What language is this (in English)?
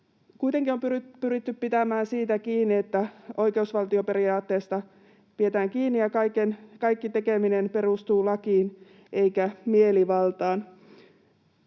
Finnish